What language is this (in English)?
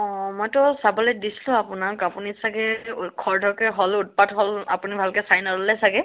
Assamese